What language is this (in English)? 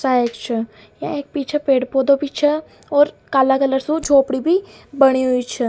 Rajasthani